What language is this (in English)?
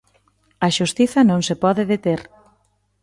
Galician